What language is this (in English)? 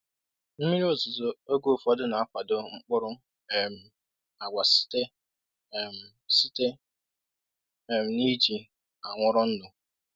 Igbo